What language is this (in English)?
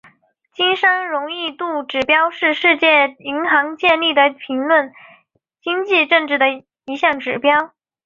Chinese